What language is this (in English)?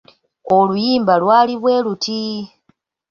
Ganda